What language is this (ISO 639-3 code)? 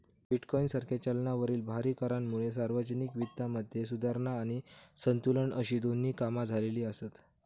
mar